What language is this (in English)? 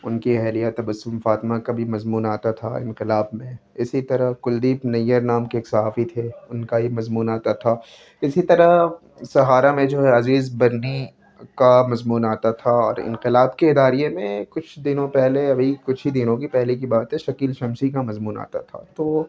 Urdu